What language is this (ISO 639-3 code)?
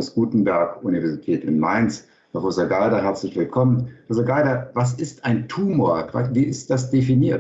deu